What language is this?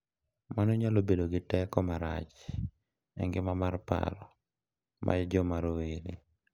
Luo (Kenya and Tanzania)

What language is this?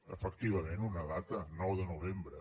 Catalan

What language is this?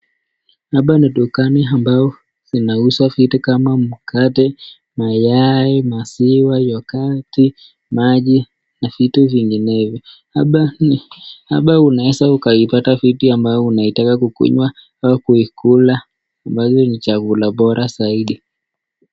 Swahili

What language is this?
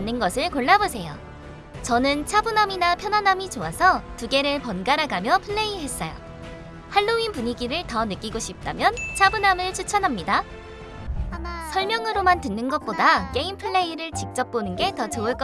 Korean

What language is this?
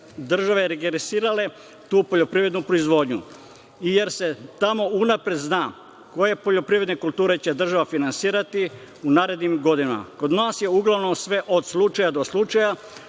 Serbian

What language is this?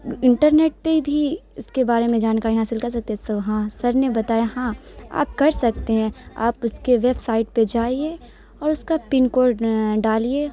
Urdu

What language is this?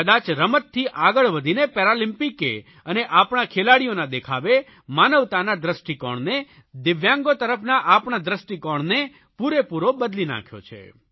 Gujarati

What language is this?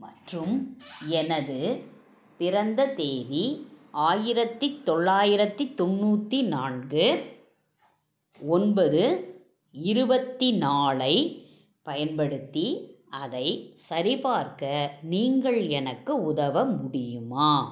Tamil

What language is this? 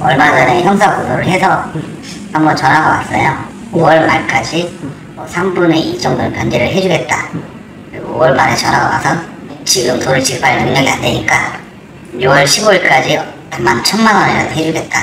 Korean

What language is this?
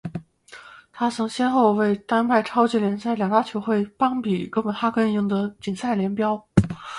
Chinese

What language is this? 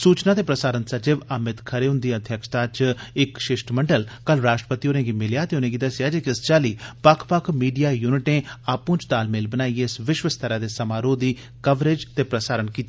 Dogri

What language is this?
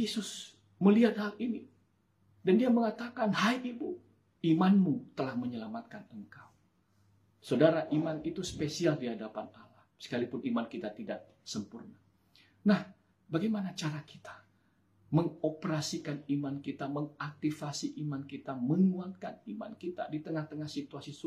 Indonesian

